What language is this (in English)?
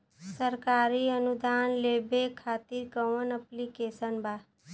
Bhojpuri